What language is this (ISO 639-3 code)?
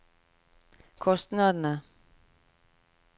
nor